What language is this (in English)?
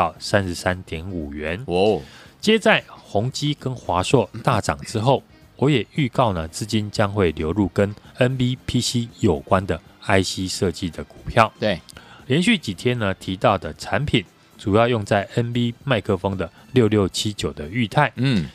Chinese